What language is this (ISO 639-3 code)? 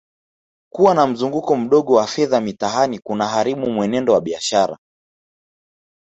swa